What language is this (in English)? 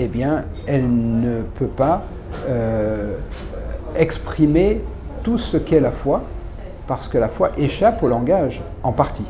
French